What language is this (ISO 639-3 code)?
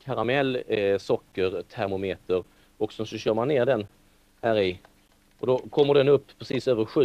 swe